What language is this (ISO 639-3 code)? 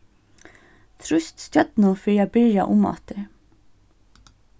fao